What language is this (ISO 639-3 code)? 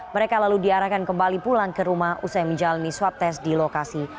ind